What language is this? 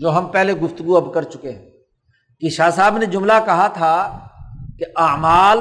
Urdu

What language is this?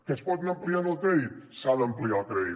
Catalan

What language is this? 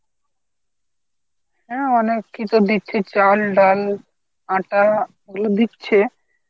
Bangla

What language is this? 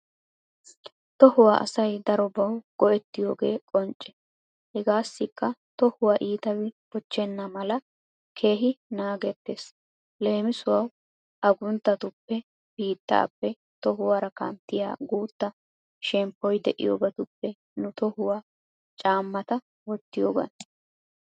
Wolaytta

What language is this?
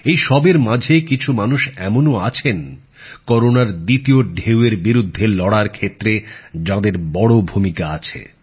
Bangla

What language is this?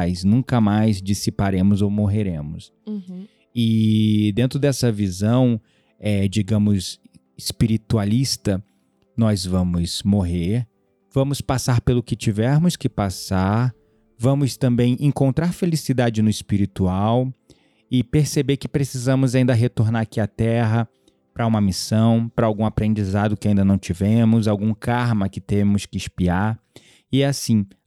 Portuguese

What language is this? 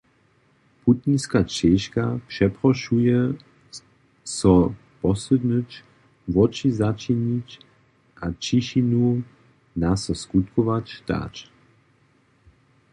Upper Sorbian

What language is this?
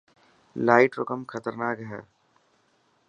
Dhatki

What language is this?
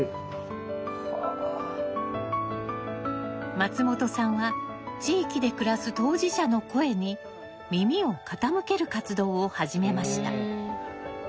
Japanese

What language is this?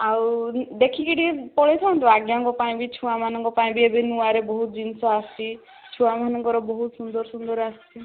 Odia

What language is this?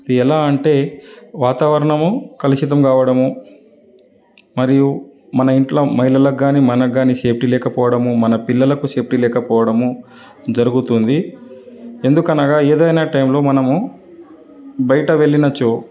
Telugu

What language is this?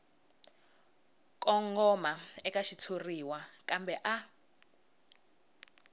Tsonga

